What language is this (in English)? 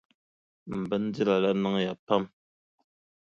Dagbani